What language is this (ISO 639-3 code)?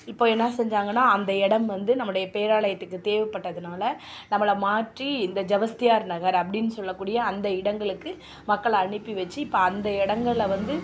tam